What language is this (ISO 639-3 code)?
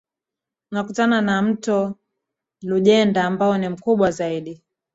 swa